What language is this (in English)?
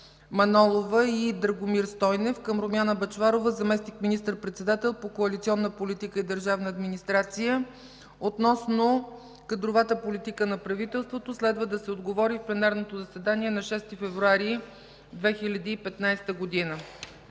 Bulgarian